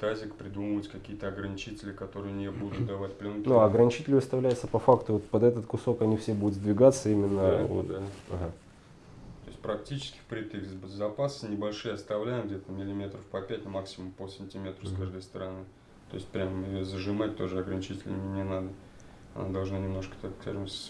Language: Russian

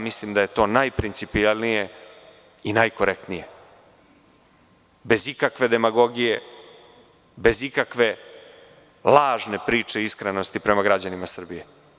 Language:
Serbian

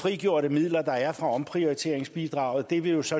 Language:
Danish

